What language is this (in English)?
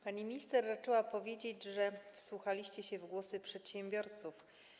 Polish